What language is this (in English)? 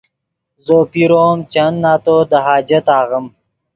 Yidgha